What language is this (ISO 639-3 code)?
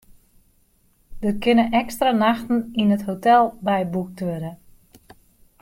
fry